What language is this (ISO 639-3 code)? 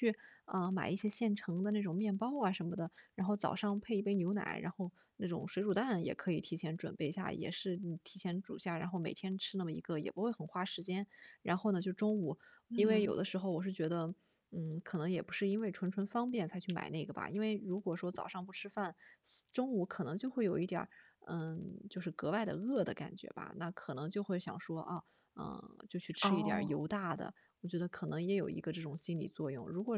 zho